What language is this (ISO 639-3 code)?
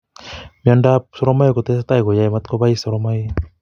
kln